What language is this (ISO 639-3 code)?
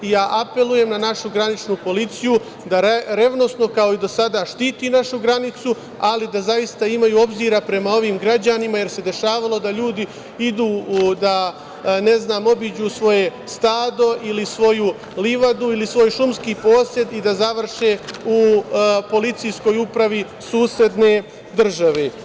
srp